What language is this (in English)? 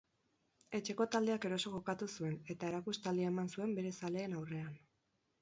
Basque